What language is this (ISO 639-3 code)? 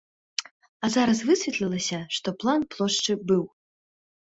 bel